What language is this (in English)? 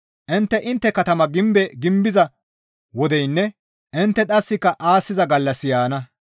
Gamo